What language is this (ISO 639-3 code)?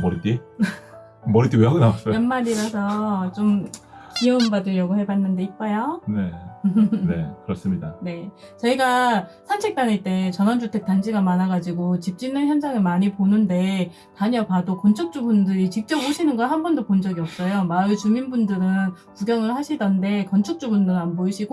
kor